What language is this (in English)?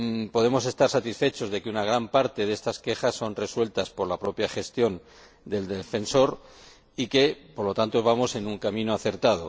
Spanish